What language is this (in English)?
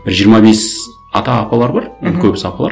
Kazakh